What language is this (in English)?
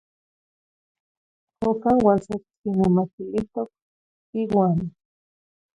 Zacatlán-Ahuacatlán-Tepetzintla Nahuatl